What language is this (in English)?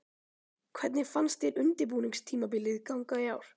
Icelandic